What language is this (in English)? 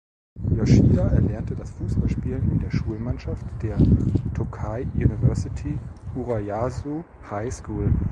German